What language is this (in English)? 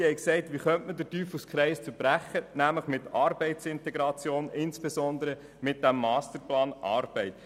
Swiss German